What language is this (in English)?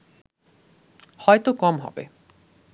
Bangla